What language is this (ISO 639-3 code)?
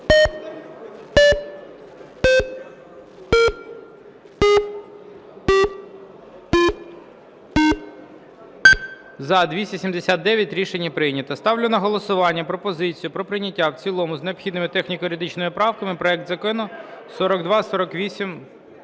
ukr